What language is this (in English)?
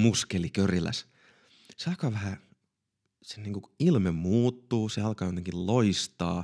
Finnish